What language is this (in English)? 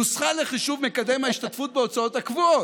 Hebrew